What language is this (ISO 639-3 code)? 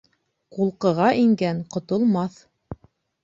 bak